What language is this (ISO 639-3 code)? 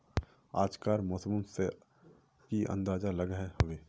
mag